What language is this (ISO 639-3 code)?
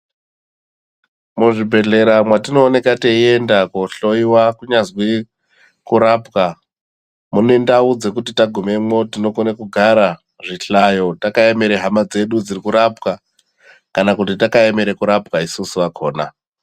ndc